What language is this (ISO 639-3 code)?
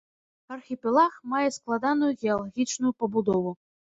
bel